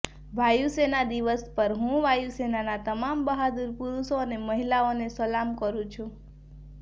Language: Gujarati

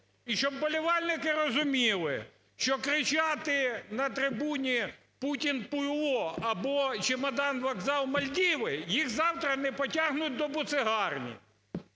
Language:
Ukrainian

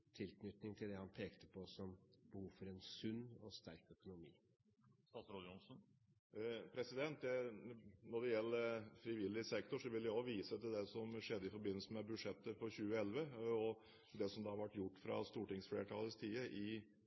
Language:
Norwegian Bokmål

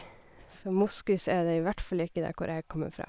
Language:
Norwegian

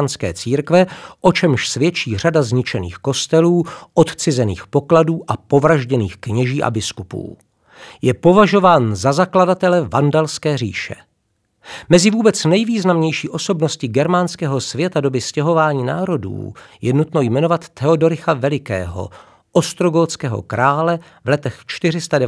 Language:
Czech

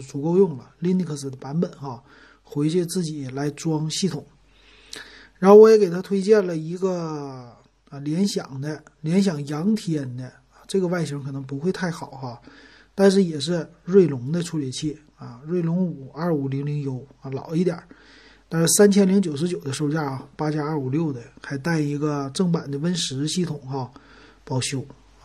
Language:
Chinese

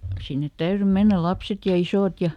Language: Finnish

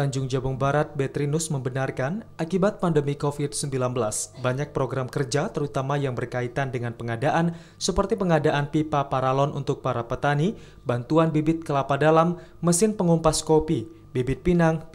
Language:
Indonesian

